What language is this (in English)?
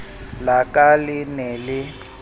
Southern Sotho